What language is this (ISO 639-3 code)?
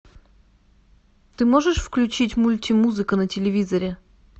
rus